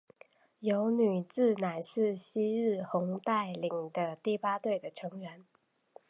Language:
Chinese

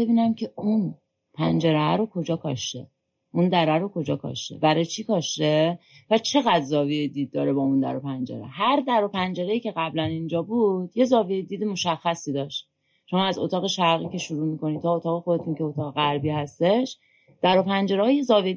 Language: Persian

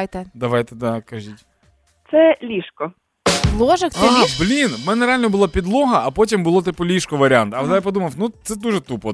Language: Ukrainian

